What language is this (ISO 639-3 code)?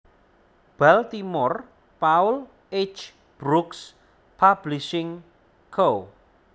jav